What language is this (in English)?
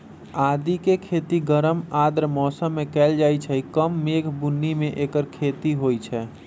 Magahi